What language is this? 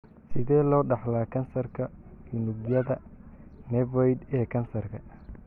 Somali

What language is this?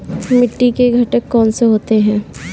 Hindi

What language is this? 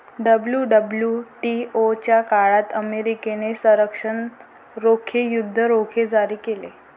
Marathi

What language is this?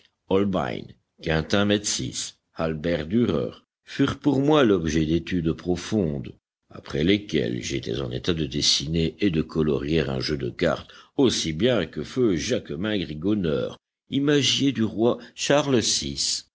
French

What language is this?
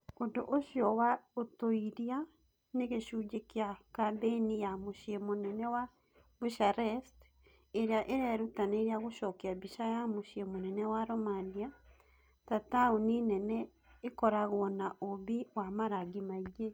Kikuyu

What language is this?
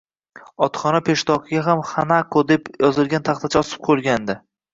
Uzbek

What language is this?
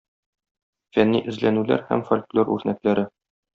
Tatar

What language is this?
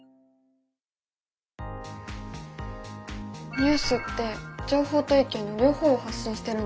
Japanese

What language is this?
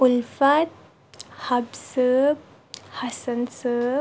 Kashmiri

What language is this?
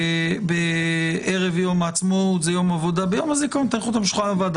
Hebrew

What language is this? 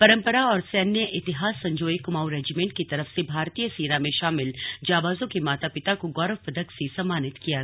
Hindi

